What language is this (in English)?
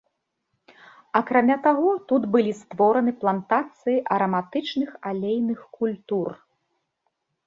Belarusian